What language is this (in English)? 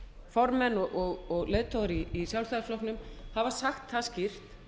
Icelandic